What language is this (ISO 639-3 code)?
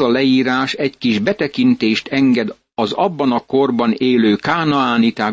hun